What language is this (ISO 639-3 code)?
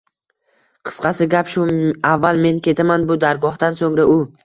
uzb